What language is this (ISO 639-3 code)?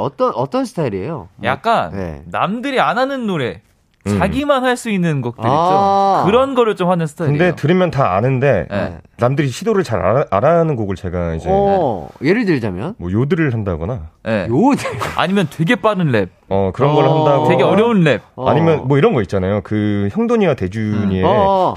kor